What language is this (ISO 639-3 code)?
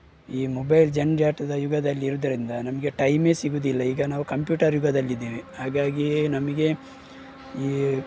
kan